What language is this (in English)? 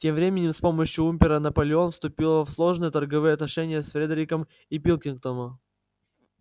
Russian